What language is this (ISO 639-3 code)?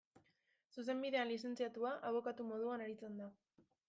eus